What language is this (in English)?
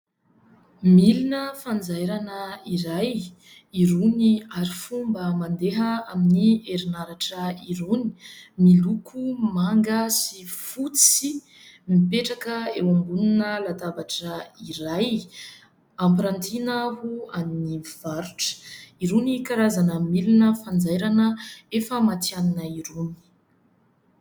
Malagasy